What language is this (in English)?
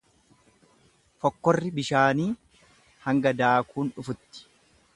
Oromo